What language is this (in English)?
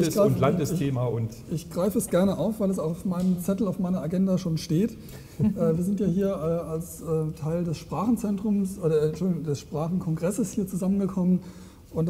German